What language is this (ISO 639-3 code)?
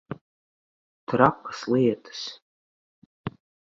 lav